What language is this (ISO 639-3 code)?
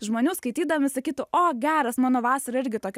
lit